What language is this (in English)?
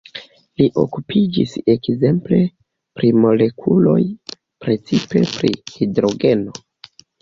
Esperanto